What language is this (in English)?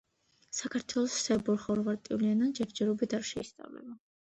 Georgian